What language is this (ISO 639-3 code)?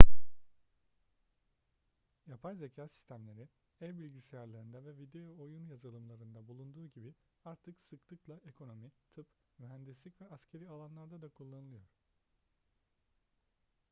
tur